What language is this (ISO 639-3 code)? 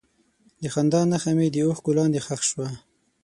pus